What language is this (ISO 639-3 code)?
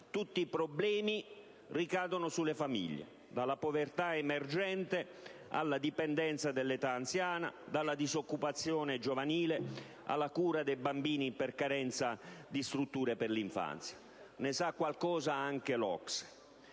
ita